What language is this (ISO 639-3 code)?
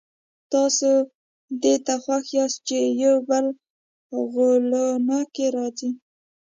pus